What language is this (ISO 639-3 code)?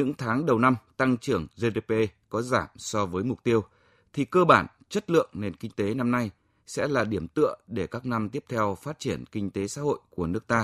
vie